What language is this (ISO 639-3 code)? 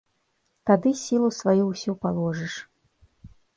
bel